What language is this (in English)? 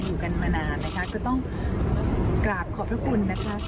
Thai